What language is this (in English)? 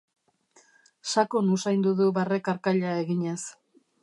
Basque